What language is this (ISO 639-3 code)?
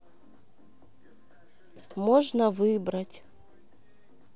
rus